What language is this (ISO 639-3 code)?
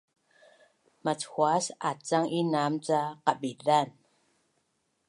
bnn